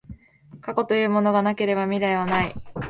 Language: Japanese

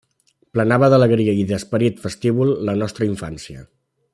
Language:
Catalan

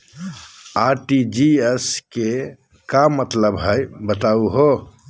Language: Magahi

